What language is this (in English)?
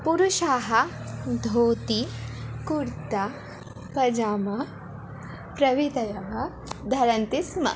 Sanskrit